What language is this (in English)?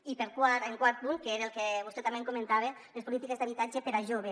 Catalan